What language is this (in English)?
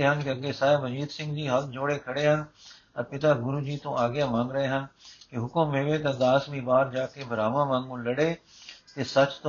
Punjabi